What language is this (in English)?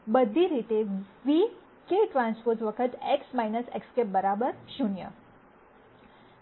Gujarati